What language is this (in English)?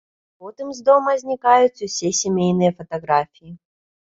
Belarusian